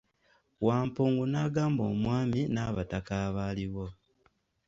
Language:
Ganda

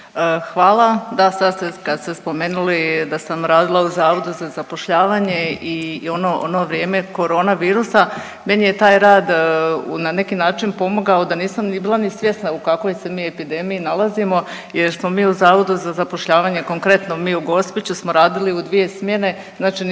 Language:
Croatian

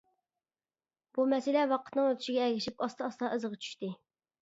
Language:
Uyghur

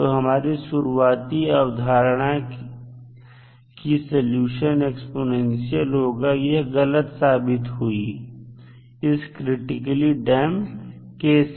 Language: Hindi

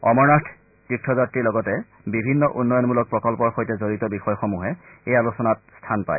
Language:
Assamese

